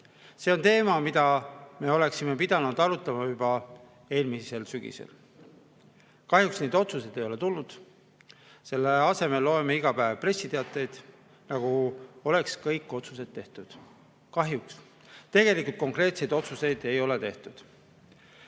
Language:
Estonian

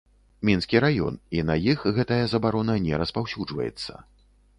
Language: Belarusian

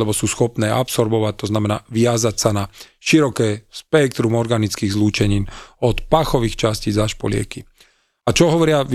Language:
Slovak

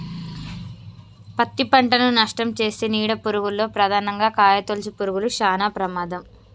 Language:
Telugu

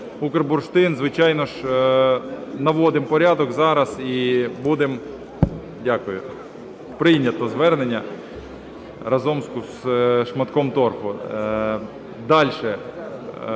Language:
Ukrainian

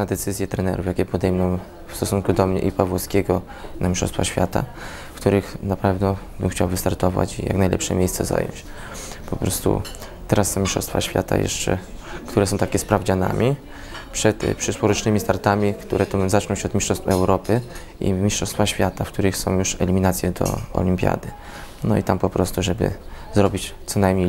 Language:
Polish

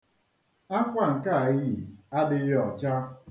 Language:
Igbo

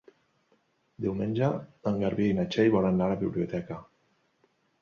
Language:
Catalan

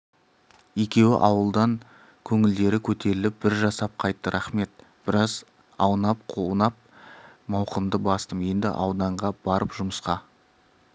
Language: Kazakh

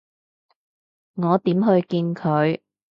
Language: Cantonese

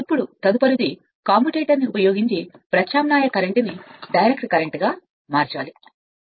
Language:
Telugu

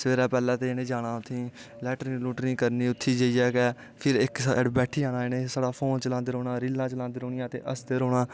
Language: Dogri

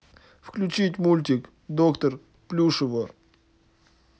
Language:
Russian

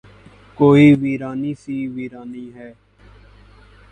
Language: Urdu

